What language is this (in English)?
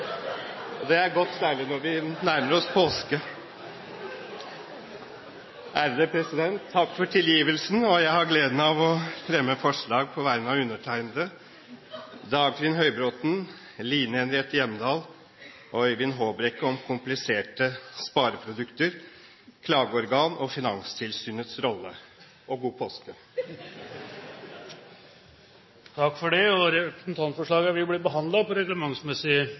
Norwegian